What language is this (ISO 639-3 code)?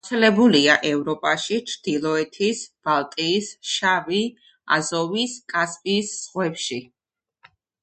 kat